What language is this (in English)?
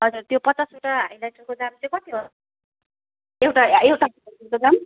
Nepali